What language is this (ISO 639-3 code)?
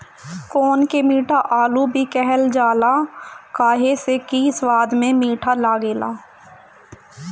bho